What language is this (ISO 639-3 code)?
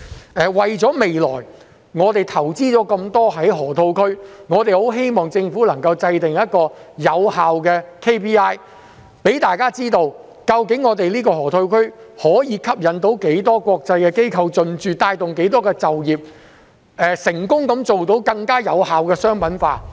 yue